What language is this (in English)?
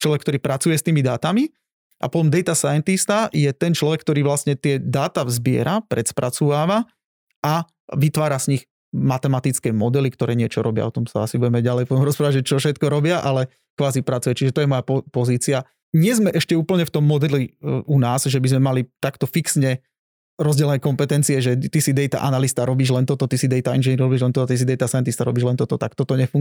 Slovak